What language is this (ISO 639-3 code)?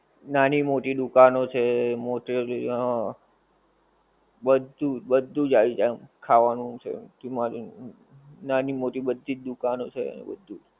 guj